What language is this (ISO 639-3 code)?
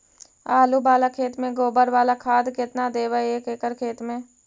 mag